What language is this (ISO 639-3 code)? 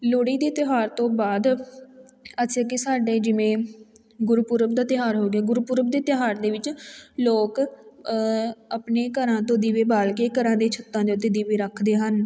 pan